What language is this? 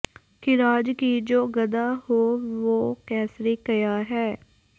Punjabi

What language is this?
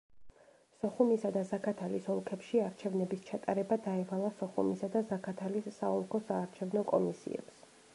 Georgian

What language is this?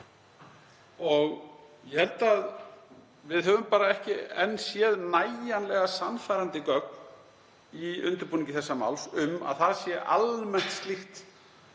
Icelandic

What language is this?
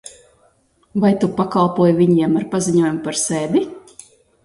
Latvian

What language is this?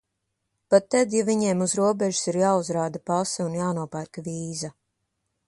Latvian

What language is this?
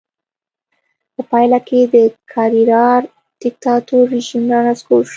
Pashto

